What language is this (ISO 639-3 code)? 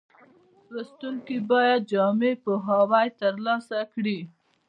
pus